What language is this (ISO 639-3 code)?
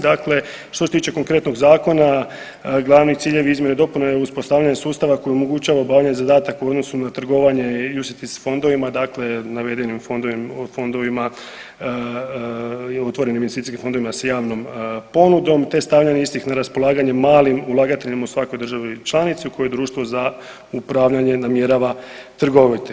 hrv